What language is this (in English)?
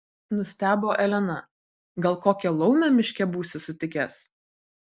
Lithuanian